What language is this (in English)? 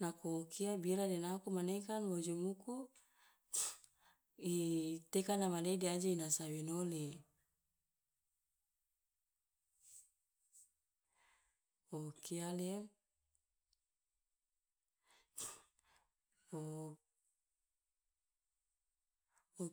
Loloda